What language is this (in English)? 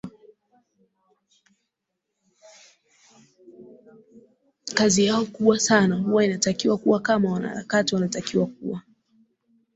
Swahili